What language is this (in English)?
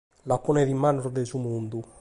Sardinian